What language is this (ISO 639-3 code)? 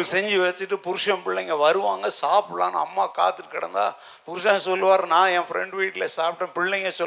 tam